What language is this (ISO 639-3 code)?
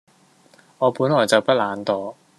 yue